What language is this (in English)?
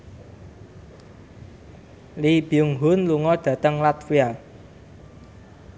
Javanese